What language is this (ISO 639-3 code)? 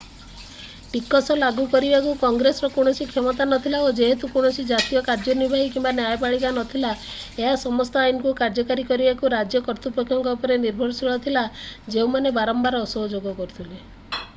ori